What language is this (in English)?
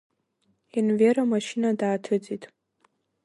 Abkhazian